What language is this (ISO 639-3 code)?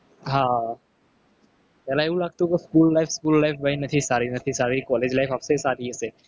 guj